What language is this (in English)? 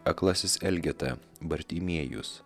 Lithuanian